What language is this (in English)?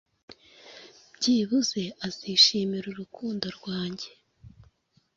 Kinyarwanda